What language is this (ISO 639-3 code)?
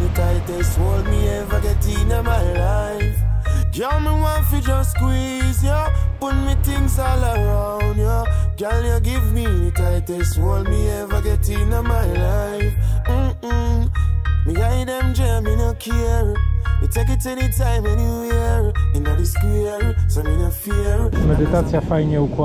pol